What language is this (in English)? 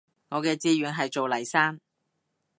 Cantonese